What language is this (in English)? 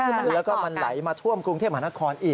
Thai